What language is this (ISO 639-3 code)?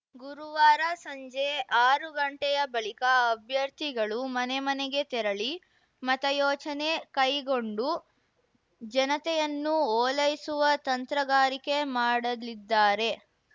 kan